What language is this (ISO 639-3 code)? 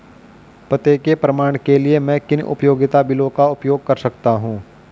hin